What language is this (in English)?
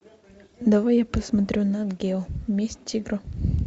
Russian